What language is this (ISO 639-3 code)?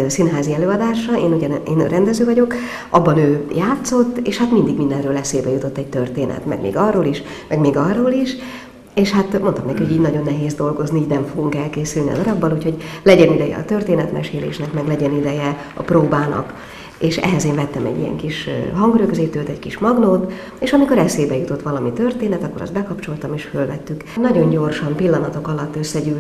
hun